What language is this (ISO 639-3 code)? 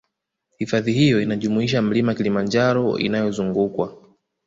swa